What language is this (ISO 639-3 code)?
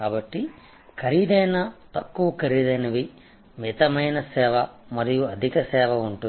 tel